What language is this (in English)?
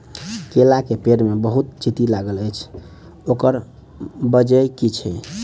Maithili